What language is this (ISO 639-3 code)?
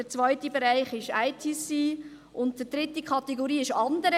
gsw